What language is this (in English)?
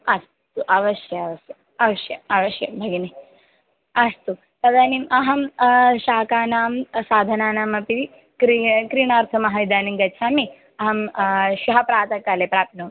Sanskrit